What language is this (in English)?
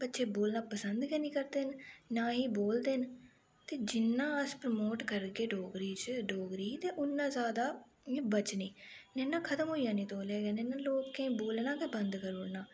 Dogri